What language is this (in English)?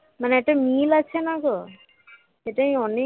Bangla